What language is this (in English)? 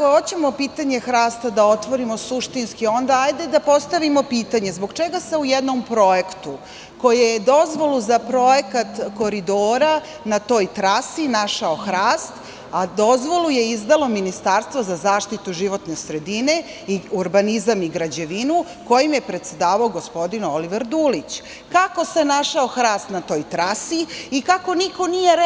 Serbian